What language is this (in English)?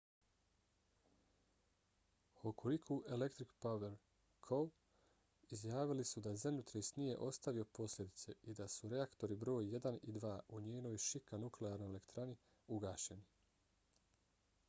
Bosnian